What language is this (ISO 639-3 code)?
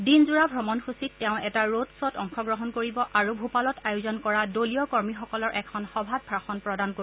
asm